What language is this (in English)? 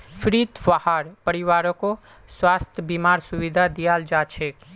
Magahi